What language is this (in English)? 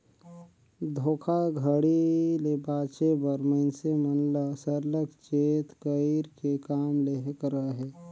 Chhattisgarhi